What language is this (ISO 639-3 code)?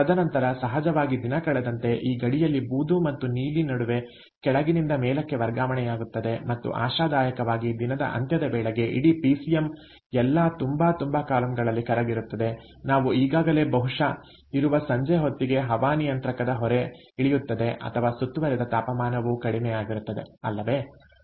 kan